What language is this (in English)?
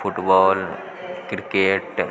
Maithili